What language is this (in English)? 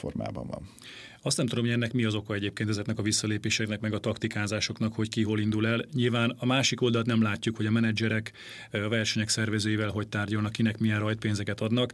Hungarian